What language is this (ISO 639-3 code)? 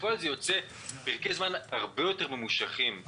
heb